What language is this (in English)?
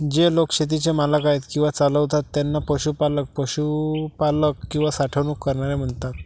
Marathi